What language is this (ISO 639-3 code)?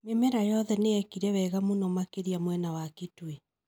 kik